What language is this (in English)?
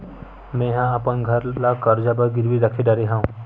Chhattisgarhi